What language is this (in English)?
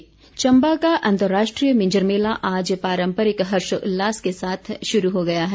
Hindi